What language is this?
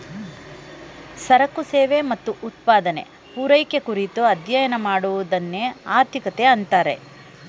Kannada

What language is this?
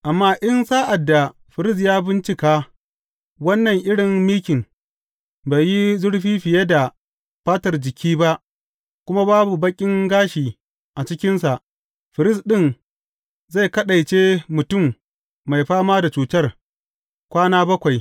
Hausa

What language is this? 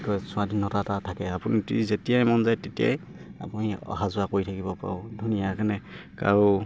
Assamese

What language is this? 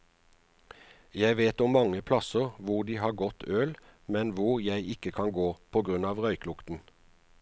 Norwegian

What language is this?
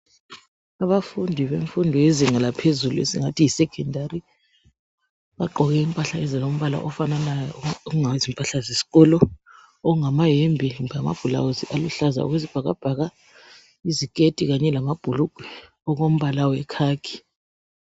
North Ndebele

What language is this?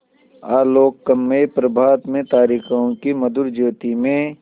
Hindi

